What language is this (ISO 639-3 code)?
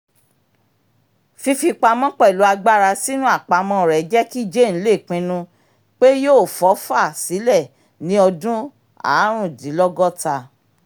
yor